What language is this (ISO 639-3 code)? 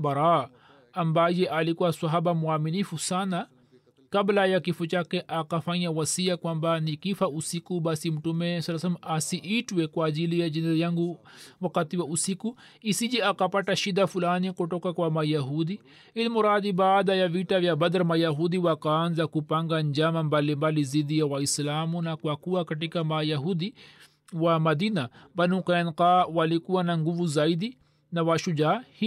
swa